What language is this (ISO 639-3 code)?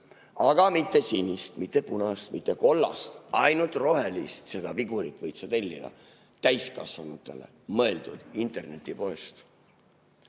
est